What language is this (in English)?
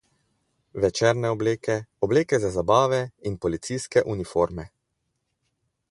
Slovenian